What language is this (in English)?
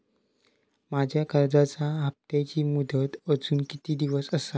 Marathi